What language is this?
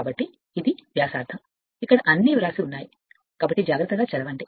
Telugu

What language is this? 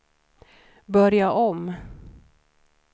Swedish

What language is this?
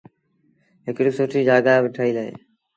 Sindhi Bhil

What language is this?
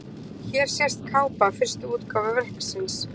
Icelandic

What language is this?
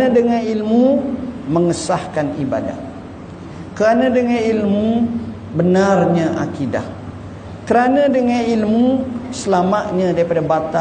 Malay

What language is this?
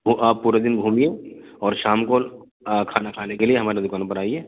Urdu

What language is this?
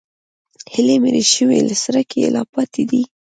Pashto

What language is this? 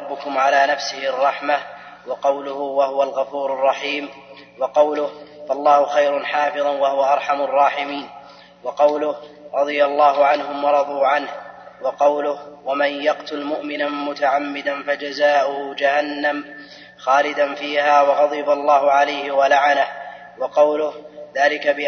Arabic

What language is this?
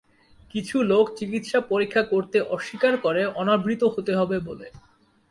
Bangla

